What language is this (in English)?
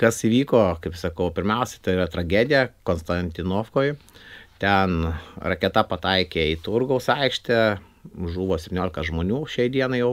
Lithuanian